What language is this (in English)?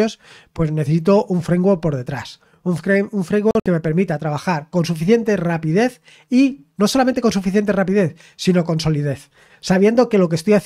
Spanish